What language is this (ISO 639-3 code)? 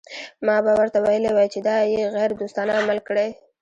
pus